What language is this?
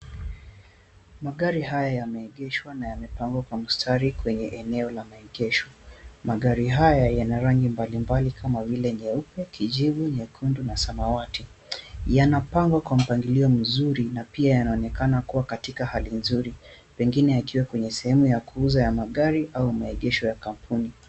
Swahili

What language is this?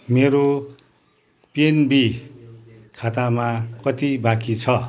Nepali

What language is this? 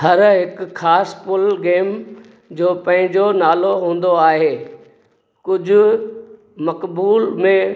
Sindhi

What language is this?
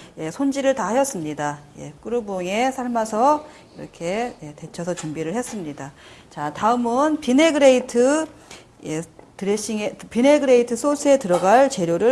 Korean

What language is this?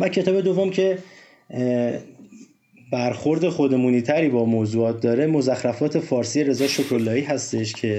Persian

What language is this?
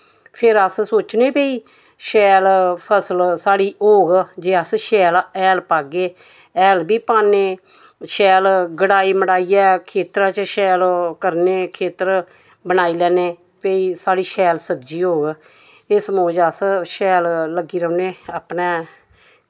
Dogri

